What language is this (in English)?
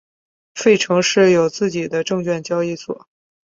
Chinese